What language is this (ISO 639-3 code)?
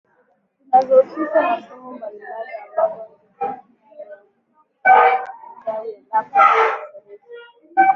swa